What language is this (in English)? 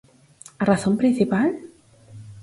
Galician